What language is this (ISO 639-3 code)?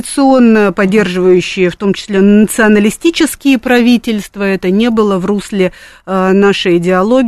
rus